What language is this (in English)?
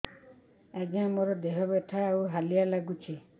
Odia